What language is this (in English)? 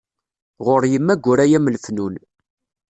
Kabyle